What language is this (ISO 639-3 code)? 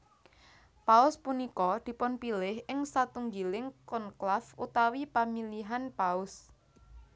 jav